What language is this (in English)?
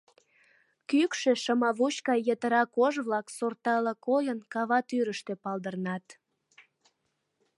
Mari